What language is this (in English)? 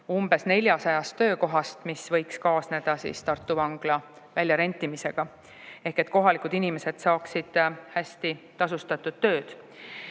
Estonian